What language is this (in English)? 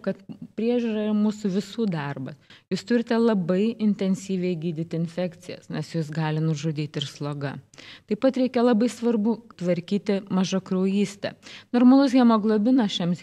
Lithuanian